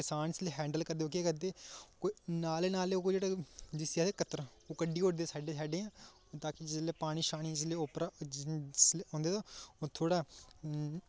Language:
Dogri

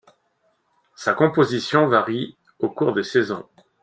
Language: French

